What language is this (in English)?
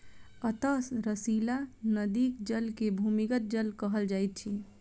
Maithili